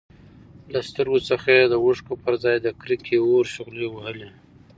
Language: Pashto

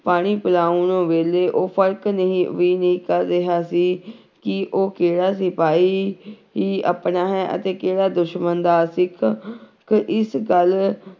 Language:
Punjabi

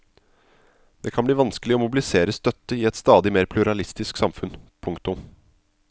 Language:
Norwegian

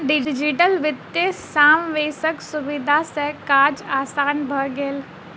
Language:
Maithili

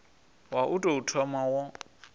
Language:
Venda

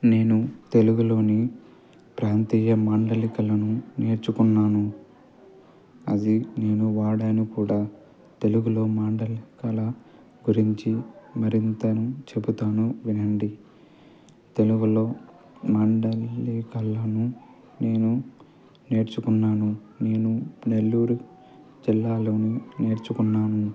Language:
Telugu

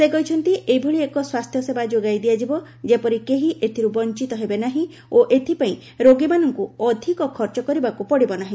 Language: Odia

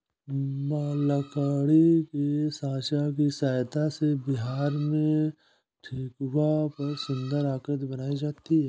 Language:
Hindi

